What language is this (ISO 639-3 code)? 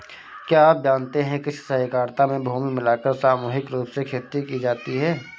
hin